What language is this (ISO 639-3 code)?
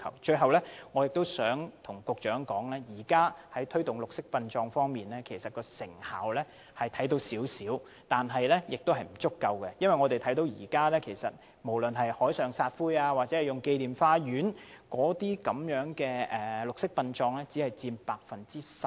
yue